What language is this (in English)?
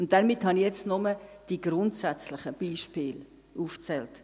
Swiss German